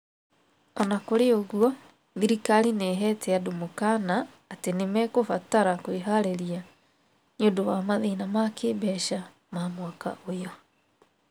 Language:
Kikuyu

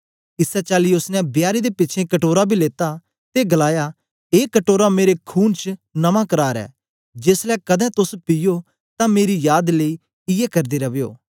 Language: Dogri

